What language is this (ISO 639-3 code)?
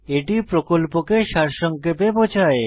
ben